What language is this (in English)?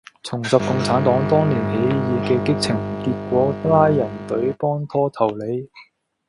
Cantonese